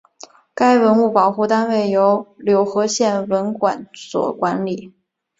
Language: Chinese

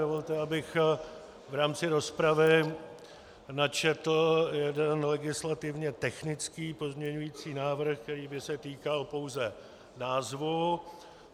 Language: Czech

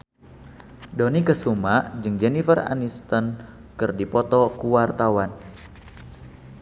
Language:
Sundanese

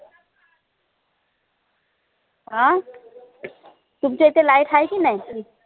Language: Marathi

